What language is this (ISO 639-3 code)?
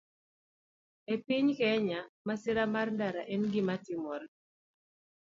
luo